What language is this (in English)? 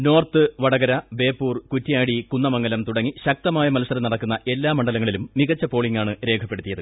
Malayalam